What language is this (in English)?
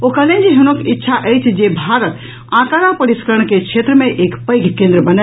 Maithili